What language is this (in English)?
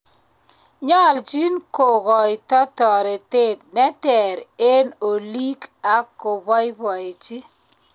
Kalenjin